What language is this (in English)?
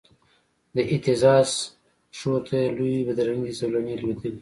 Pashto